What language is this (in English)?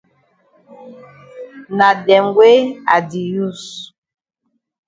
Cameroon Pidgin